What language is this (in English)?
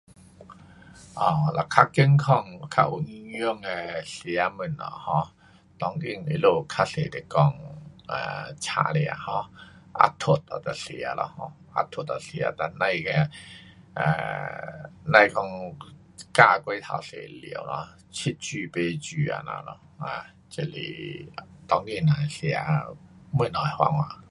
Pu-Xian Chinese